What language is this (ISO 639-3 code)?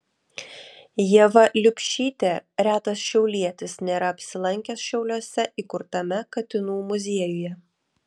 lit